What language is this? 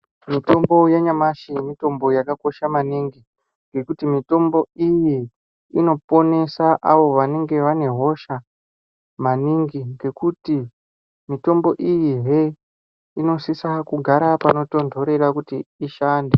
Ndau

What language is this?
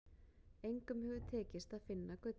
Icelandic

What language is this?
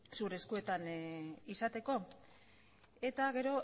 Basque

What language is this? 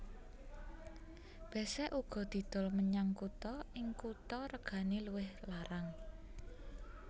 Javanese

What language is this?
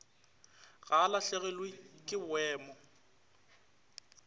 Northern Sotho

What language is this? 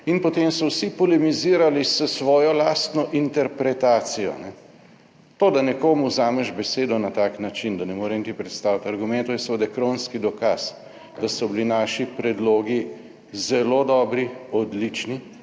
Slovenian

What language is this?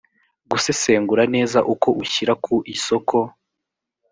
Kinyarwanda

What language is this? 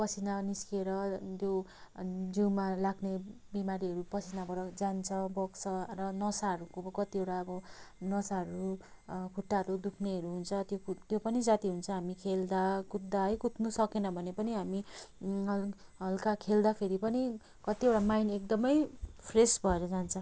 Nepali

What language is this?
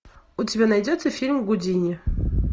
Russian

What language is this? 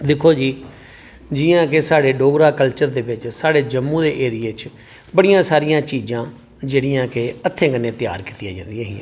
Dogri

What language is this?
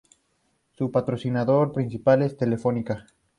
Spanish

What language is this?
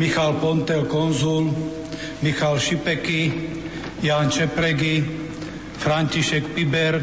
Slovak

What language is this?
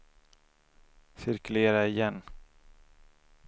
Swedish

